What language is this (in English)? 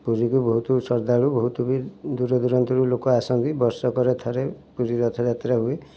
Odia